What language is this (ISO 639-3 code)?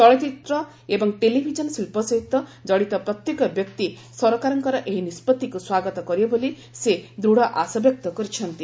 ori